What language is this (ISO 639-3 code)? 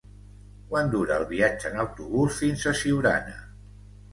cat